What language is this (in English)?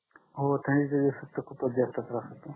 Marathi